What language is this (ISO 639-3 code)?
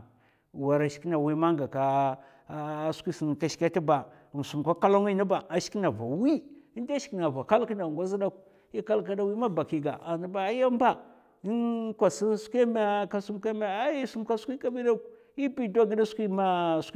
maf